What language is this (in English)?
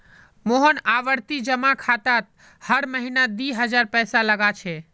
Magahi